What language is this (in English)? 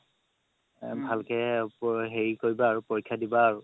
Assamese